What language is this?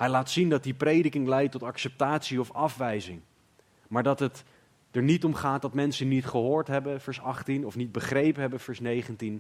Dutch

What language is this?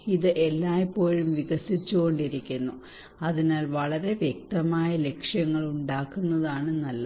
Malayalam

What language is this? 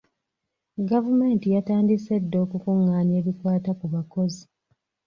Ganda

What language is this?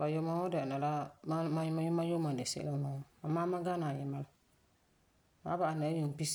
Frafra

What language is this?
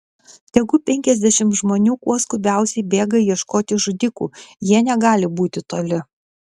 Lithuanian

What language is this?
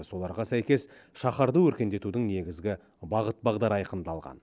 Kazakh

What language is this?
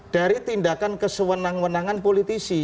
Indonesian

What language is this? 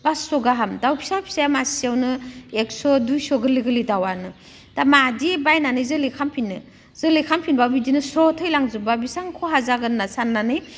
Bodo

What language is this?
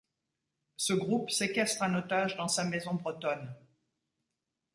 French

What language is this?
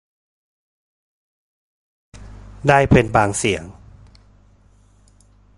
Thai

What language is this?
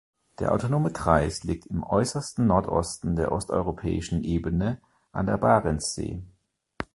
German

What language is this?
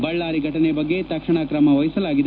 Kannada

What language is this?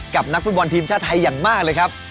Thai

